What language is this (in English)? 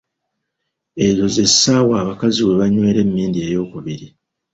Ganda